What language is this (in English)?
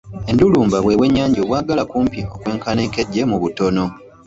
Ganda